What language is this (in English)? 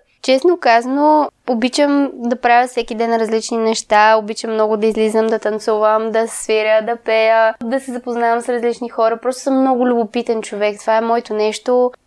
Bulgarian